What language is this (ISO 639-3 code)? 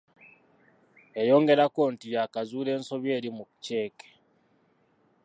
lug